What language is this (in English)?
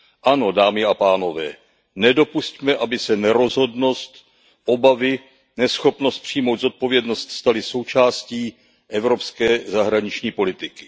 Czech